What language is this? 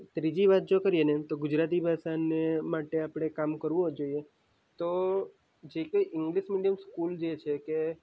Gujarati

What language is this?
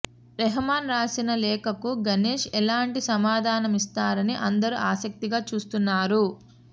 Telugu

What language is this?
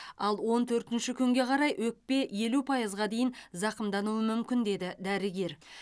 Kazakh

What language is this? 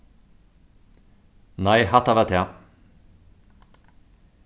Faroese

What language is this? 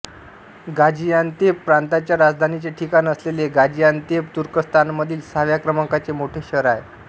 Marathi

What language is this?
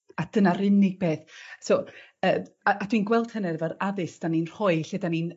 Welsh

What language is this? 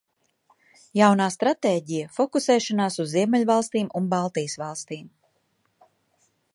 Latvian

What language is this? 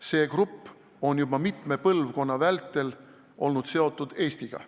Estonian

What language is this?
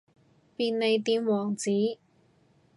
Cantonese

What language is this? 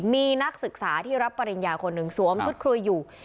Thai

